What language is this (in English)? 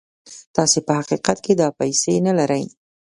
Pashto